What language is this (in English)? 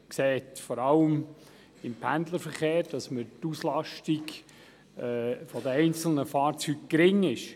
Swiss German